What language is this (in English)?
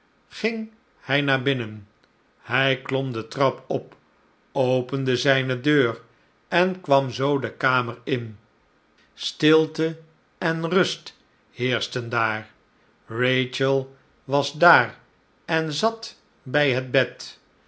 Dutch